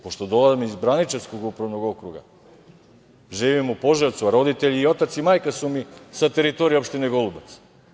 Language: Serbian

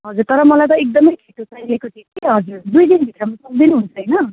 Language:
Nepali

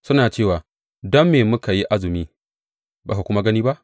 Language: Hausa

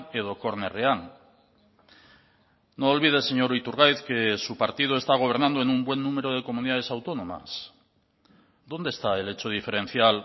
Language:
Spanish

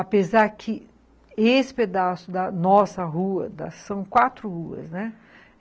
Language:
Portuguese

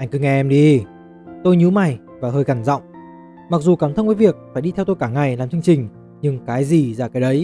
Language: Vietnamese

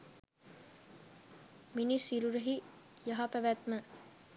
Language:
Sinhala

